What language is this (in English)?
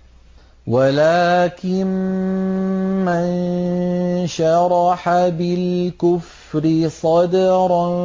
Arabic